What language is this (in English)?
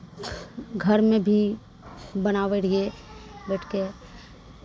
Maithili